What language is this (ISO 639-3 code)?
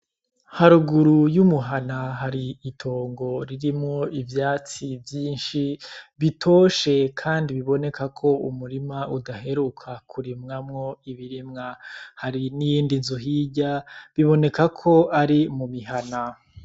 run